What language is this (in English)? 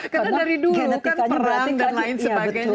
Indonesian